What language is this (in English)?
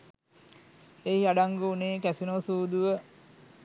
Sinhala